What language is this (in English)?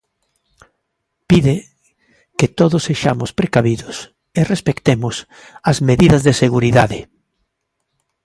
Galician